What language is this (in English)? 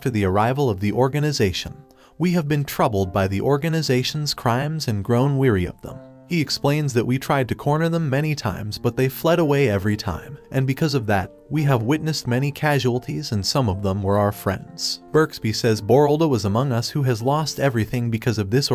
English